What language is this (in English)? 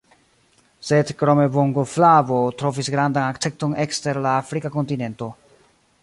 Esperanto